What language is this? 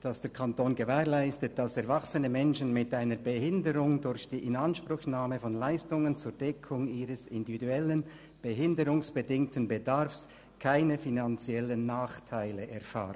Swiss German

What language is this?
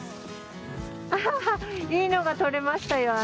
Japanese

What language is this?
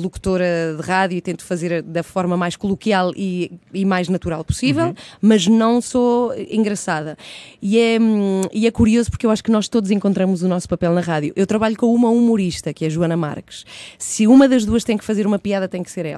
Portuguese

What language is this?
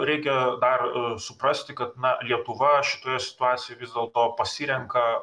Lithuanian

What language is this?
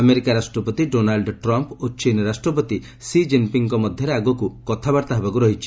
Odia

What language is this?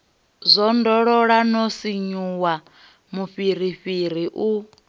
Venda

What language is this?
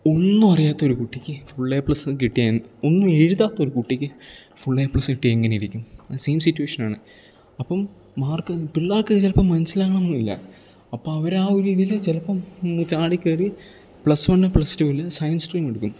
Malayalam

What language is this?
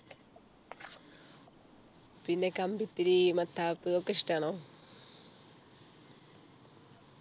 Malayalam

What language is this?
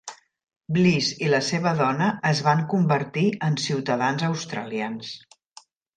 Catalan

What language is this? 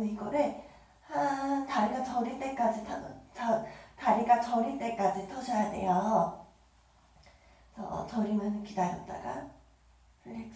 Korean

